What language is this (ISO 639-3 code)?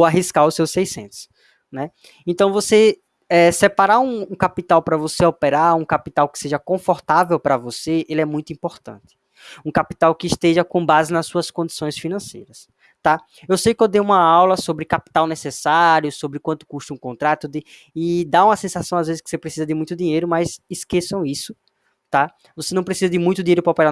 por